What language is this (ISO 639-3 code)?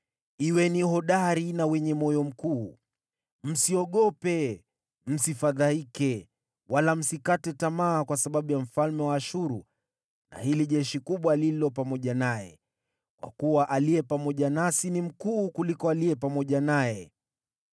swa